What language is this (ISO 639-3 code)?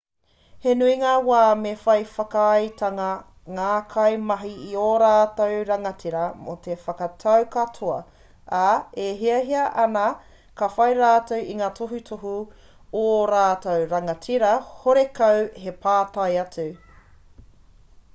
mri